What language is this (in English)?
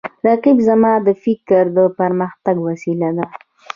Pashto